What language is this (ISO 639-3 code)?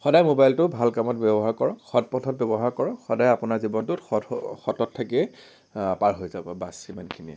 asm